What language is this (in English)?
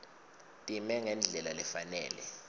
Swati